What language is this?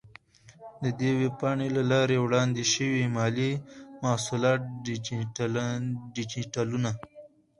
Pashto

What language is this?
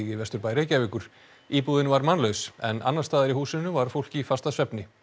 Icelandic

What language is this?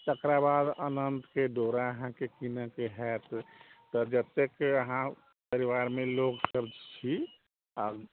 Maithili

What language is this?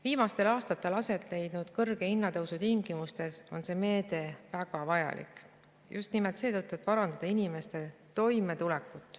Estonian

